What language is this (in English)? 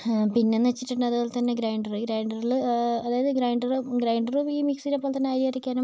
Malayalam